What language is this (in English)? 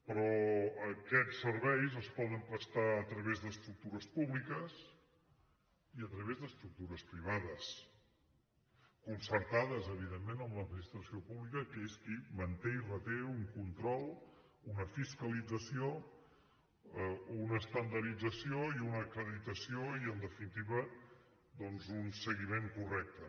Catalan